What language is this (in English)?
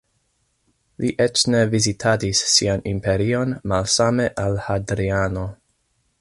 Esperanto